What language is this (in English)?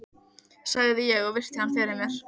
Icelandic